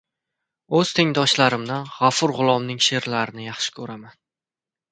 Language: Uzbek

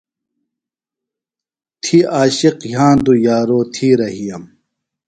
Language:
Phalura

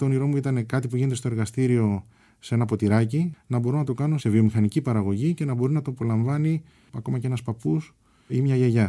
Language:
Greek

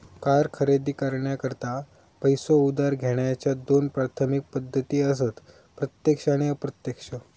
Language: Marathi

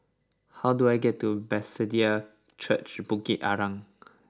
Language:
English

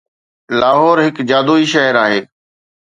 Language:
Sindhi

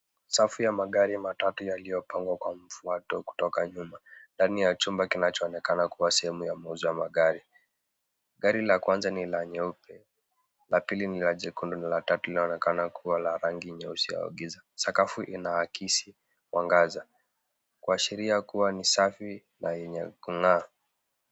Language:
Swahili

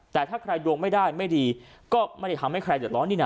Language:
Thai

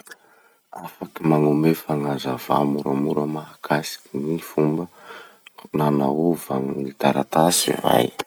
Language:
Masikoro Malagasy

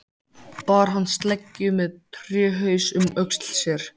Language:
Icelandic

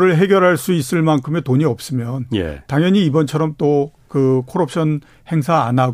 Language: Korean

